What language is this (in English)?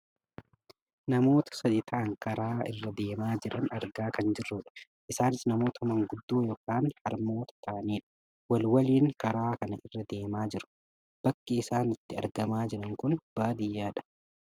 Oromo